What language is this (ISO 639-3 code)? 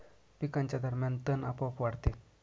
mar